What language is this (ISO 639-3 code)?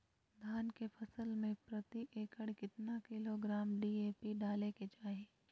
mag